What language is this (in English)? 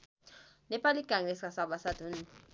Nepali